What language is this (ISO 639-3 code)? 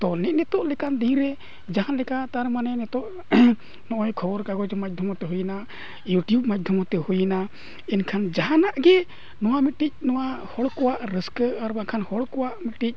sat